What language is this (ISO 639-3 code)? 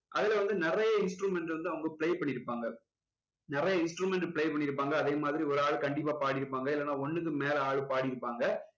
tam